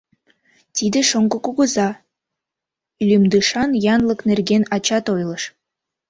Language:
Mari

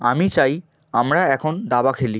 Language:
Bangla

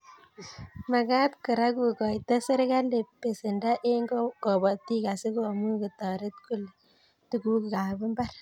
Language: Kalenjin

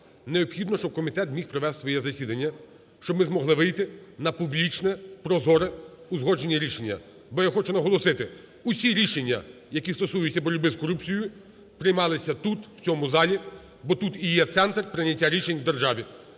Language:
Ukrainian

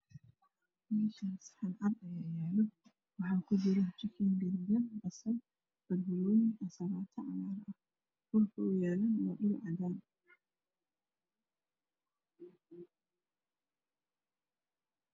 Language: Somali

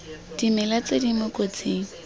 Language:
Tswana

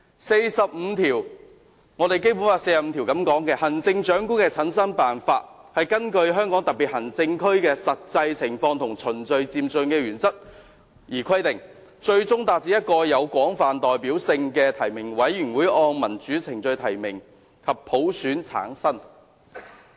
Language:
Cantonese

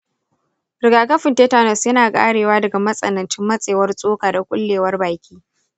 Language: Hausa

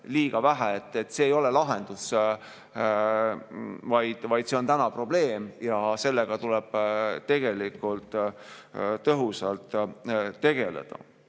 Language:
Estonian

